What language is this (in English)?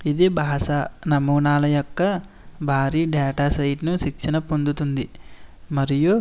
Telugu